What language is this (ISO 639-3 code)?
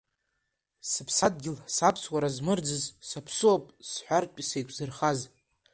abk